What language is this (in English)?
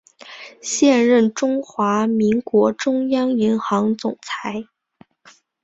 Chinese